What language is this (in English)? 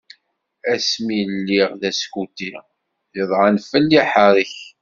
Kabyle